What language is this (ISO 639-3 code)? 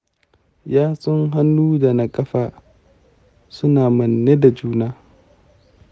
hau